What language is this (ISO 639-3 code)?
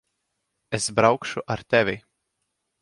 lav